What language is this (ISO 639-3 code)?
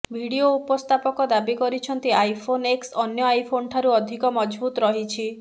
ori